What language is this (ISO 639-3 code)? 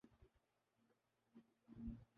urd